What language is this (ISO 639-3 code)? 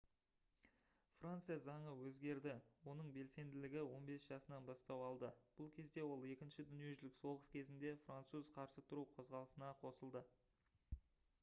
kaz